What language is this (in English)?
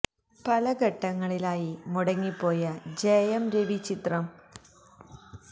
Malayalam